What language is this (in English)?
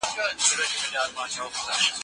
Pashto